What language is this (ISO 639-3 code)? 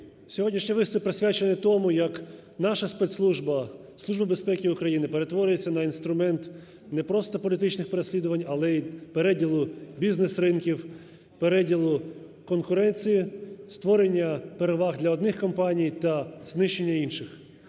ukr